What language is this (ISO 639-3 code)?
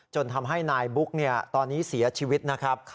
tha